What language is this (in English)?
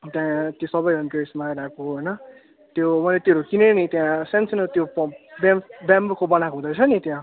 Nepali